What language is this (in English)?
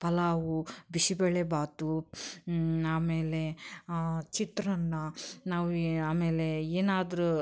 Kannada